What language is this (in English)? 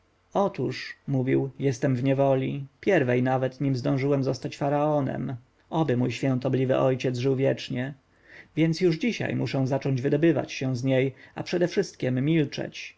Polish